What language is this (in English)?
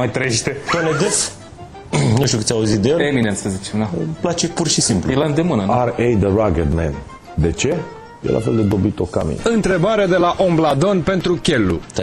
Romanian